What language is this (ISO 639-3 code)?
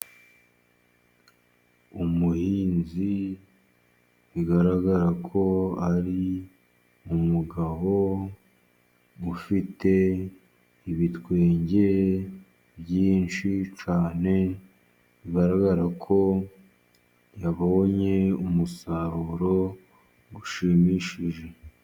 kin